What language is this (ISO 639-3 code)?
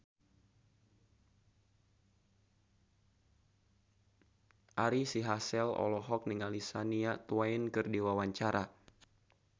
sun